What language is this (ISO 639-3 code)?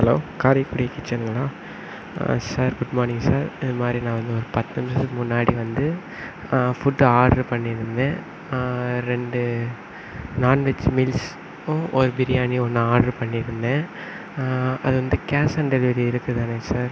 tam